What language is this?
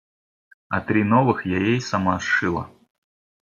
Russian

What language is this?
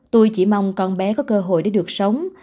Vietnamese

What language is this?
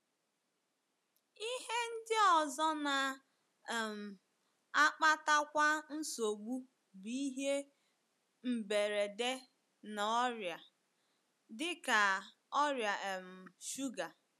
Igbo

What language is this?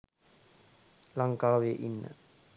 Sinhala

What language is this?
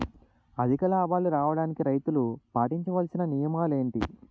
Telugu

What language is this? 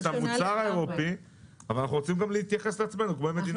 Hebrew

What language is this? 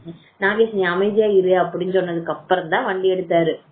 Tamil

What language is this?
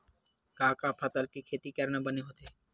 Chhattisgarhi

